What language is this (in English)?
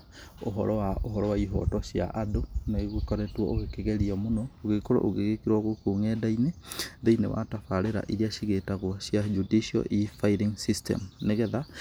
Kikuyu